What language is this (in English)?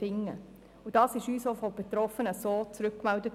Swiss German